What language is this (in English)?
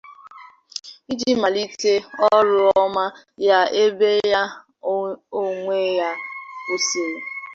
Igbo